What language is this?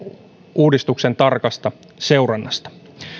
Finnish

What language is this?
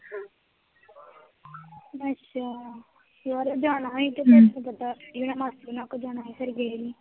Punjabi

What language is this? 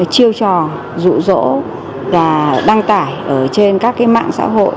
Vietnamese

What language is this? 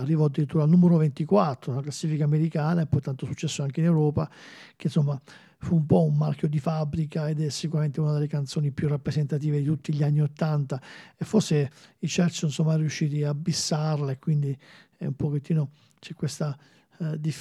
Italian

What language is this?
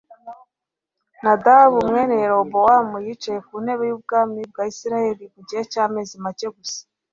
Kinyarwanda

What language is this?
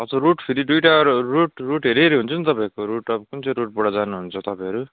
Nepali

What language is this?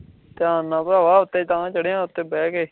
Punjabi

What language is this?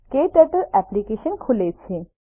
Gujarati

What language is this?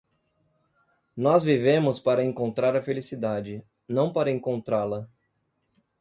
Portuguese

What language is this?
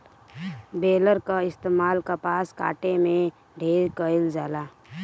Bhojpuri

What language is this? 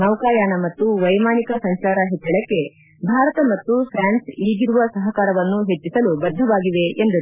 Kannada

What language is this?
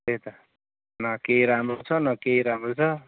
Nepali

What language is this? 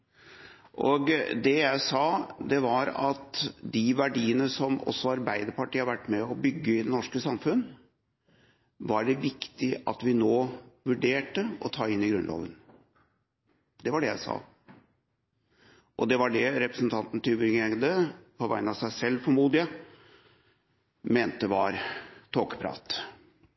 Norwegian Bokmål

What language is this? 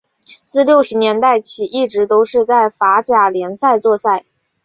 Chinese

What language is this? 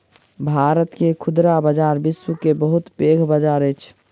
Maithili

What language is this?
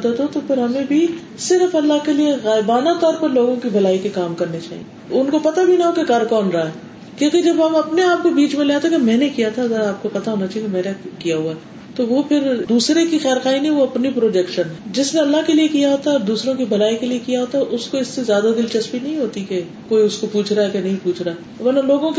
Urdu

